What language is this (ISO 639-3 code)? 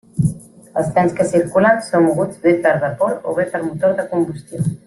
cat